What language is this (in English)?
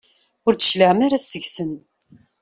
Kabyle